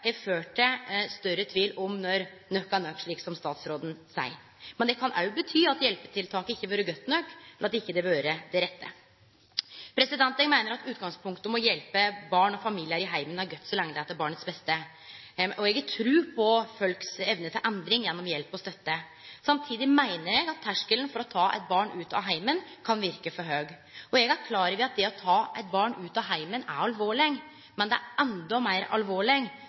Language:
Norwegian Nynorsk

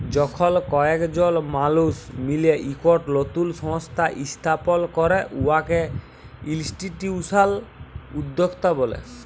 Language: Bangla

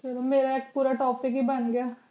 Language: Punjabi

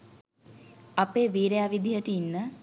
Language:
Sinhala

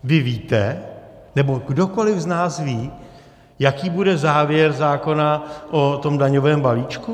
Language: Czech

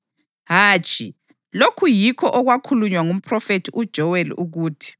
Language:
North Ndebele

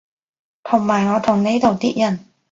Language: Cantonese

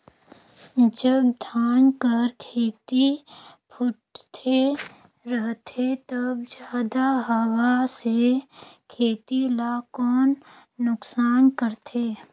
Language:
Chhattisgarhi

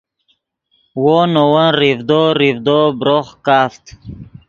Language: Yidgha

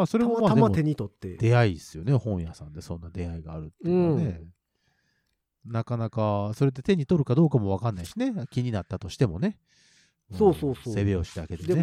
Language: Japanese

